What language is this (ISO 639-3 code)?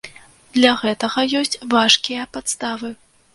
bel